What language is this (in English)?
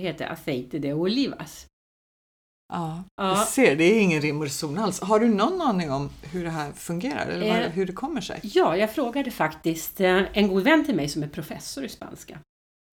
Swedish